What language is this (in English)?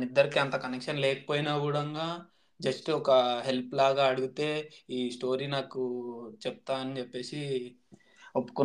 Telugu